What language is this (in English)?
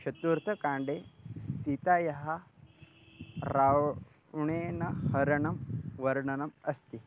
Sanskrit